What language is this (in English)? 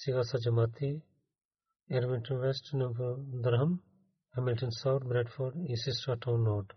Bulgarian